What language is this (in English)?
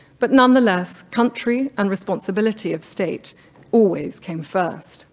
English